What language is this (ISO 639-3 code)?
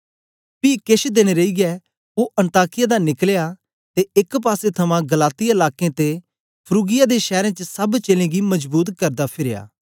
doi